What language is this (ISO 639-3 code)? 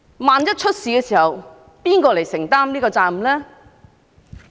yue